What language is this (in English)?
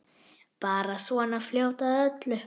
Icelandic